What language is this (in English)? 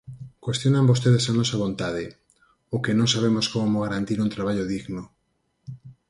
Galician